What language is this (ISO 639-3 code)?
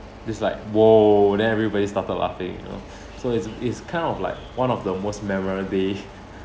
eng